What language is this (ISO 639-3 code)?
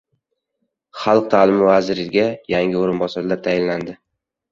uzb